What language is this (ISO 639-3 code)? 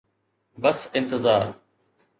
snd